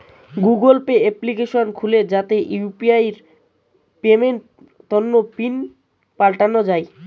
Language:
Bangla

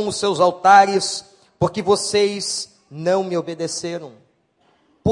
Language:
Portuguese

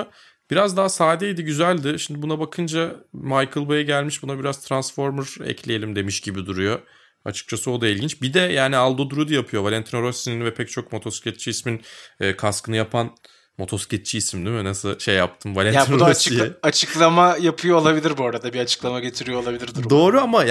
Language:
Turkish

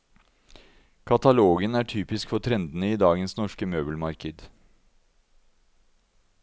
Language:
Norwegian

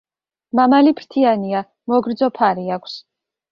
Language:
Georgian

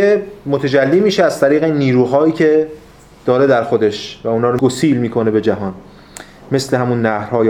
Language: Persian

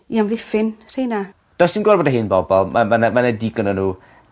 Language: Welsh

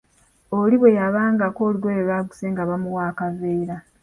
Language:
Ganda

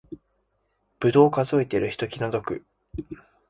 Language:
Japanese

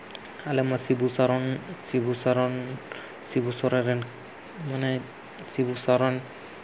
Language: Santali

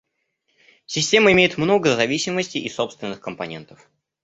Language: Russian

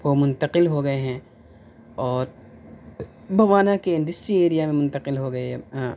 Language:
Urdu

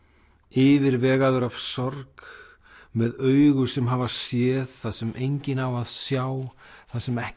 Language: Icelandic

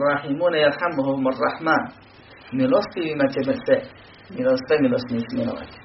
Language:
Croatian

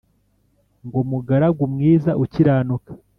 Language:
Kinyarwanda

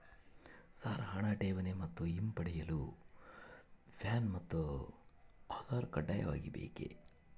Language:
Kannada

